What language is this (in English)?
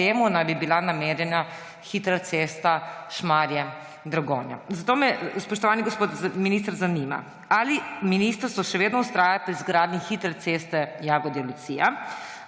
Slovenian